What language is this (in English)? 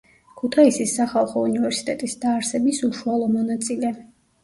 Georgian